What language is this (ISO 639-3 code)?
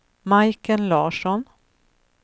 swe